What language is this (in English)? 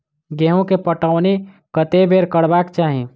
Maithili